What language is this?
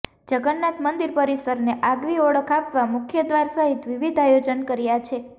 Gujarati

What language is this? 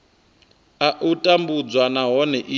Venda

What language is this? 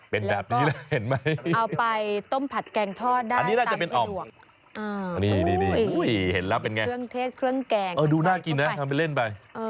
Thai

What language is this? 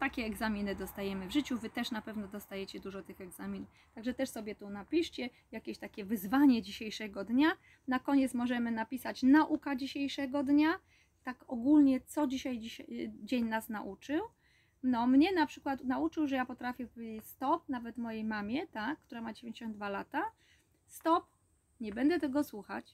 Polish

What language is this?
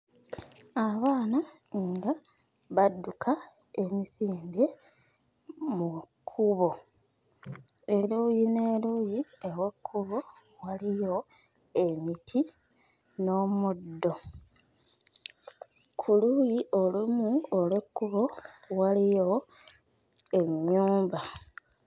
Ganda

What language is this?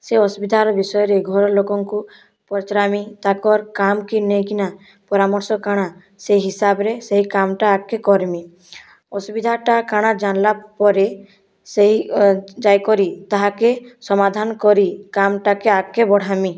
Odia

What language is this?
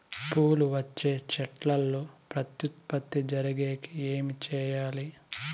Telugu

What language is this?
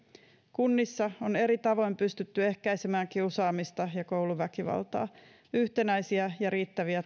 Finnish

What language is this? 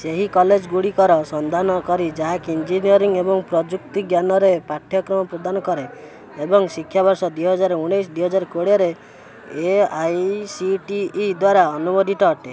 Odia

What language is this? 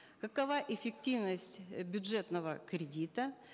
Kazakh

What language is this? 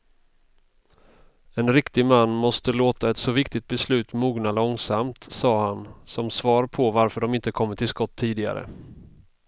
Swedish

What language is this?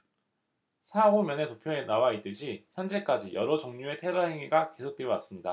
Korean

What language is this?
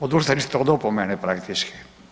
Croatian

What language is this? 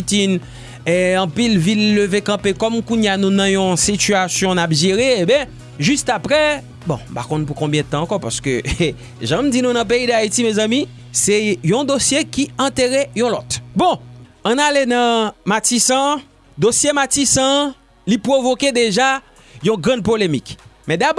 French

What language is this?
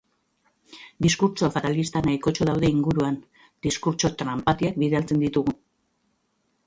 Basque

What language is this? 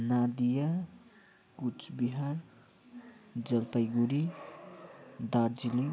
Nepali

